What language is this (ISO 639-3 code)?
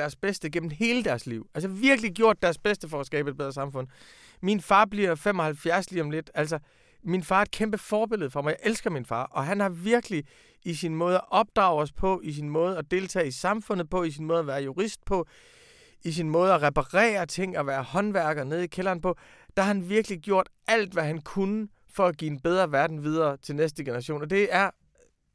dan